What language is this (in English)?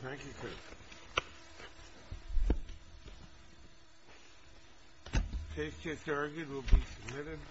English